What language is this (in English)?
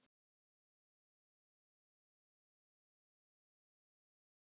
Icelandic